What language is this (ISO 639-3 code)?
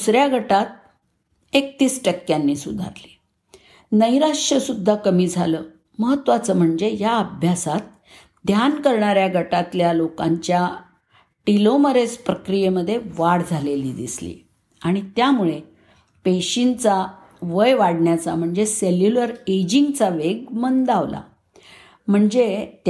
mar